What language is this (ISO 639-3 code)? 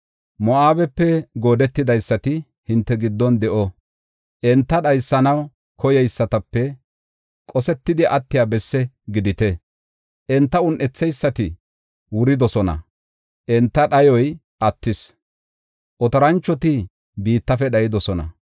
gof